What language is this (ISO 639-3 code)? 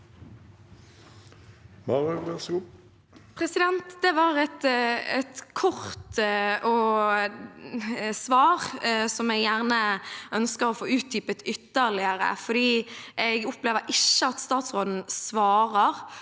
nor